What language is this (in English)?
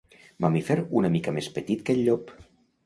Catalan